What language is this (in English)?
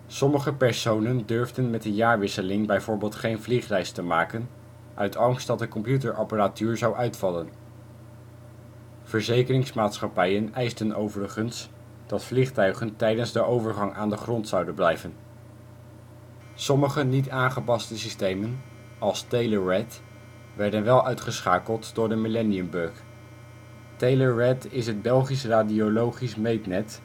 Dutch